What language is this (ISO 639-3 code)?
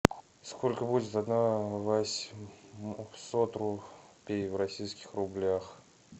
rus